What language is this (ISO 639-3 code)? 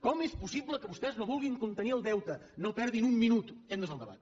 cat